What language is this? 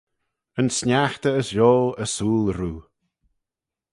Manx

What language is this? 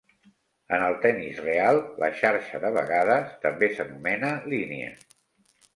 Catalan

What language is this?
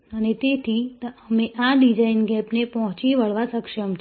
Gujarati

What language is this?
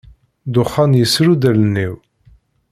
Kabyle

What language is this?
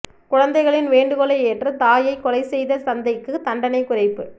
Tamil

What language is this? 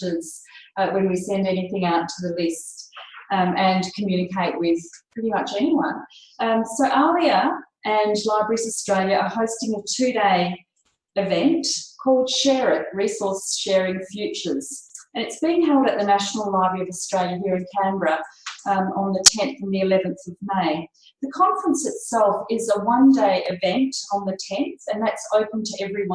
English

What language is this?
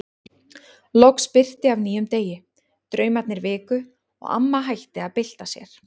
Icelandic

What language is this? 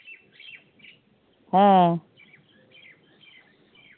Santali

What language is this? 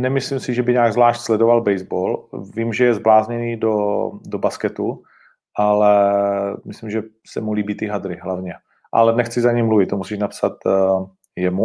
Czech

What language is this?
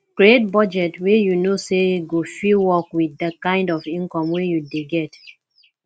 Nigerian Pidgin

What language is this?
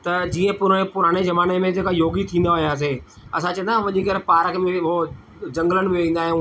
Sindhi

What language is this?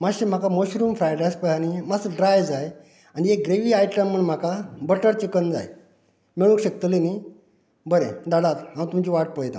Konkani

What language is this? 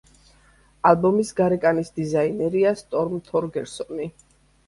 Georgian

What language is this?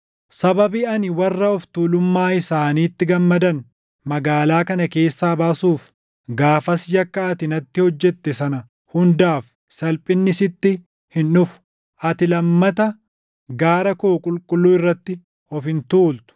Oromo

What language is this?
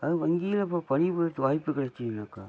Tamil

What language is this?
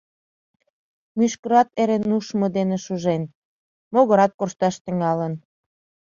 Mari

